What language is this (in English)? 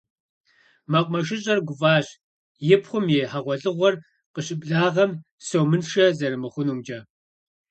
Kabardian